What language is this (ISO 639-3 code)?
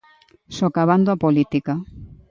glg